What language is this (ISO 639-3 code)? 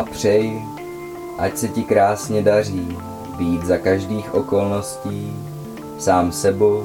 ces